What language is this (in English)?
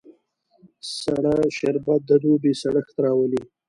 Pashto